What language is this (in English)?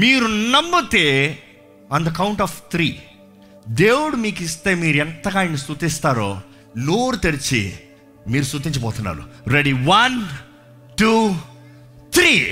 Telugu